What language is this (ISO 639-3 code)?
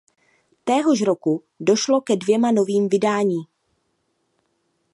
ces